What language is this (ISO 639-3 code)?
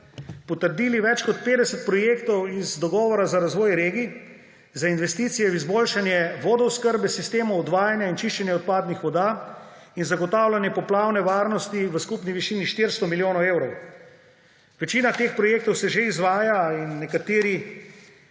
slv